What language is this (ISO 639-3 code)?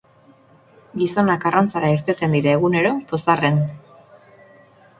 eus